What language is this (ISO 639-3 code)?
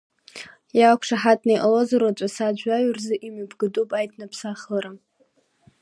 abk